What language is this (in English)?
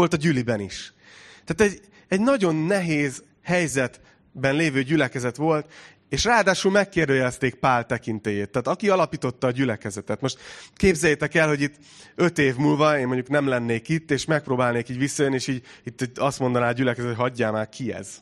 Hungarian